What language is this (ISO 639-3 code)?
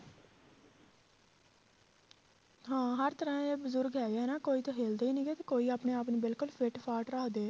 pan